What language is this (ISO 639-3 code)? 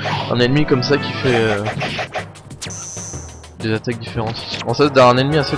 fra